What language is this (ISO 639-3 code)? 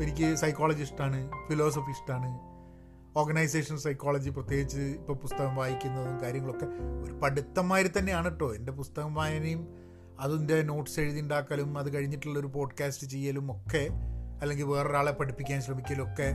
mal